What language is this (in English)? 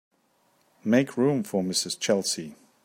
English